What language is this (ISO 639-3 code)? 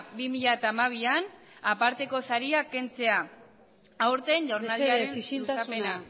eus